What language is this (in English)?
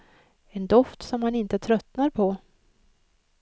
Swedish